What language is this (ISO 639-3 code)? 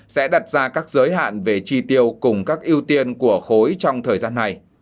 vie